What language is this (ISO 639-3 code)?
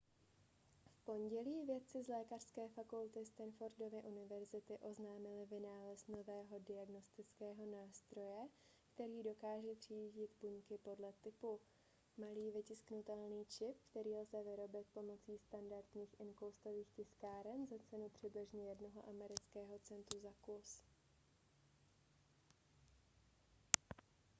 ces